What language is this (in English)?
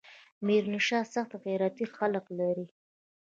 Pashto